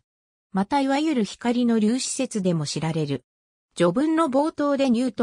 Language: Japanese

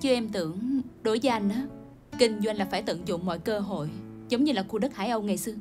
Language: Vietnamese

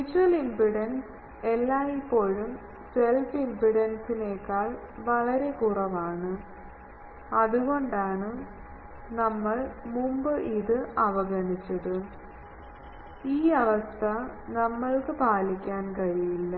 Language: Malayalam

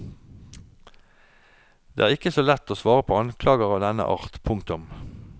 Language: Norwegian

